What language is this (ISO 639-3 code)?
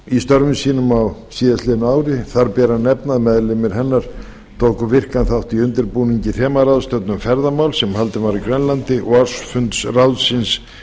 isl